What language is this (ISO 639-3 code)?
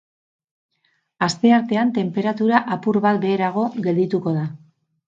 eus